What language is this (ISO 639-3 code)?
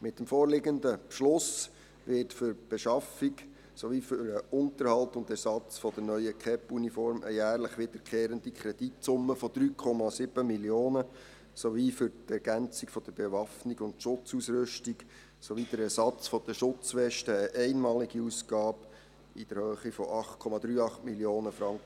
gsw